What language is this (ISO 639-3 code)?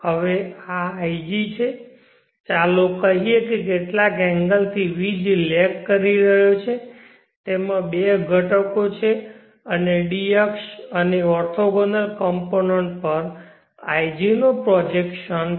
guj